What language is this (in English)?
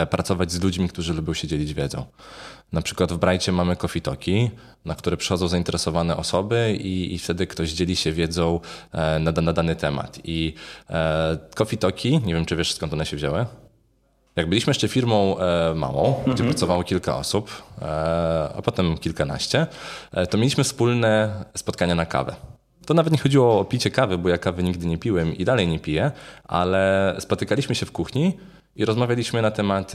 Polish